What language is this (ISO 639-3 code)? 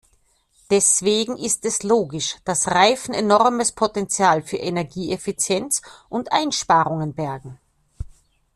deu